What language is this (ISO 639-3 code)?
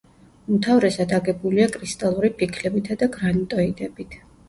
kat